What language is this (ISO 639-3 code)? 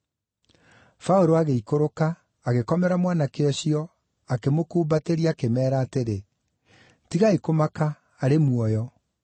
kik